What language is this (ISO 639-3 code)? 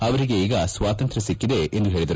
kan